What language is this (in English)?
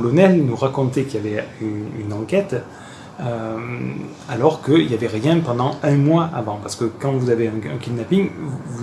French